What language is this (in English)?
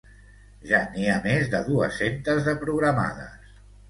Catalan